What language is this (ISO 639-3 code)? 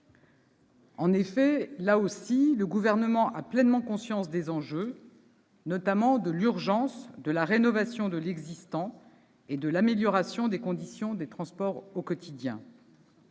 fra